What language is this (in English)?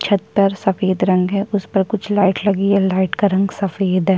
Hindi